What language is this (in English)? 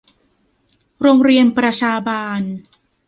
Thai